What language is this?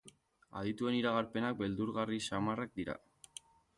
Basque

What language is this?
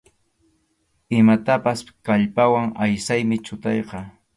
Arequipa-La Unión Quechua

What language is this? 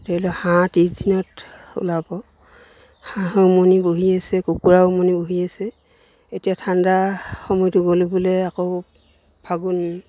Assamese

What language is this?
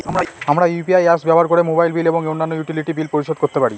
Bangla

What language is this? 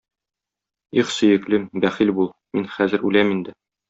Tatar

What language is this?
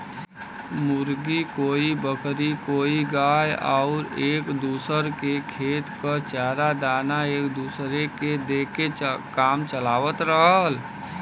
Bhojpuri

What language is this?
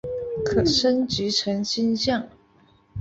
Chinese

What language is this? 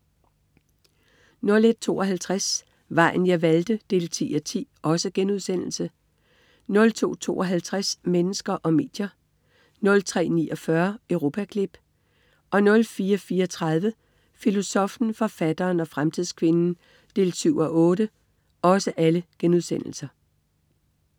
Danish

